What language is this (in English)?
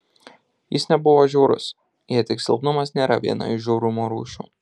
Lithuanian